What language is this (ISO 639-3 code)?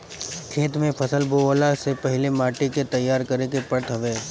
bho